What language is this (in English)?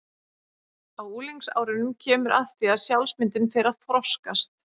Icelandic